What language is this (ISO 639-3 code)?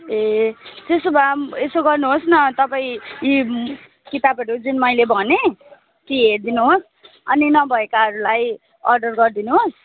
nep